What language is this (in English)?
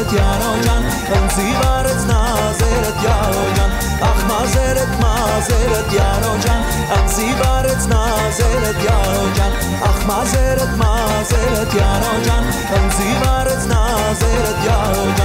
Arabic